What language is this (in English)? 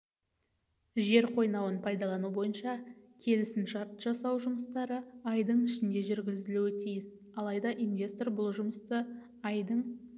Kazakh